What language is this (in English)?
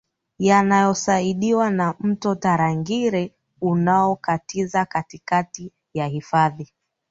Swahili